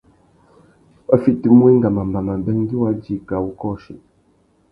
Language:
Tuki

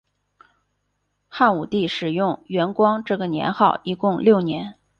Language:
Chinese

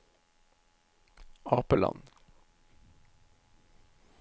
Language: Norwegian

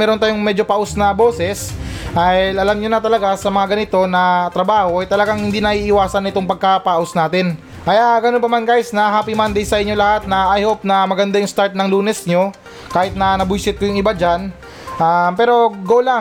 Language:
Filipino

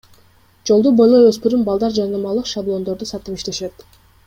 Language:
Kyrgyz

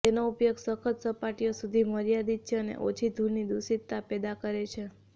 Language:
Gujarati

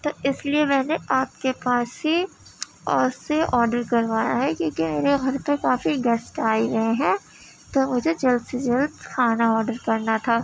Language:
Urdu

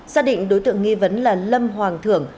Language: Vietnamese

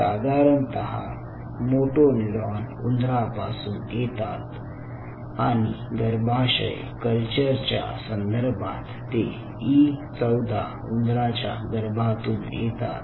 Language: Marathi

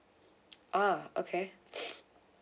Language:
English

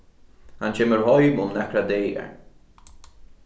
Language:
Faroese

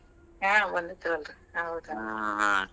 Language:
Kannada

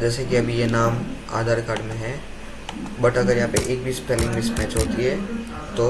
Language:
Hindi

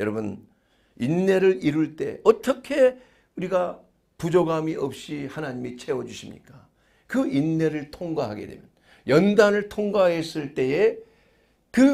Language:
Korean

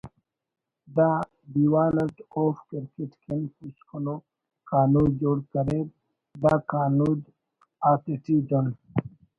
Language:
Brahui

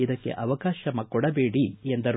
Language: Kannada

